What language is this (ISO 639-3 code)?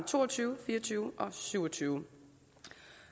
dan